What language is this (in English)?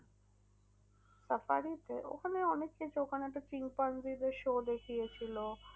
Bangla